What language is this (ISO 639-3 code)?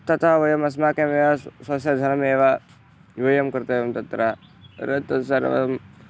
san